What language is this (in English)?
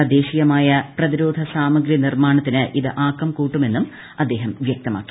Malayalam